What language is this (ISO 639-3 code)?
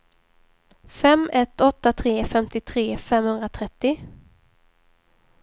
swe